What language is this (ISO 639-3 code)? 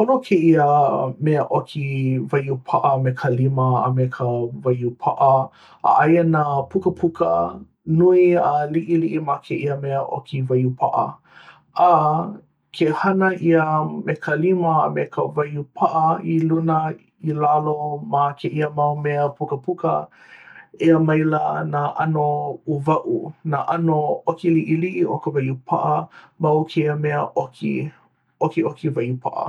haw